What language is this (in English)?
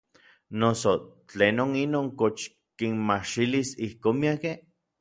Orizaba Nahuatl